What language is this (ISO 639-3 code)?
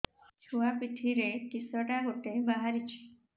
ori